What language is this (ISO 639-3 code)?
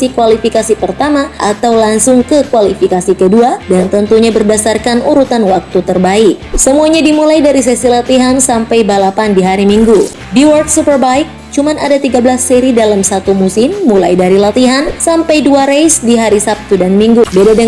ind